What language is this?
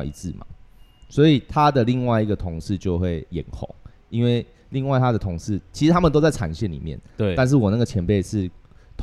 Chinese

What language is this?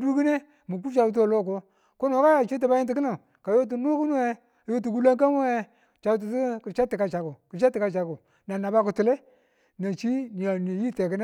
Tula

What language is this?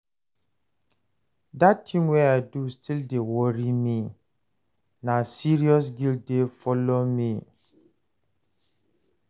Nigerian Pidgin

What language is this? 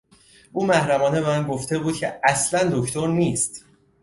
Persian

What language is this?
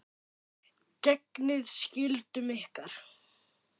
Icelandic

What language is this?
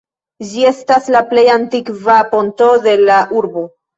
Esperanto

